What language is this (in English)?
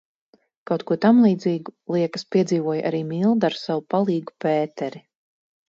Latvian